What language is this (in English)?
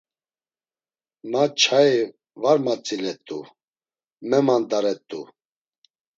Laz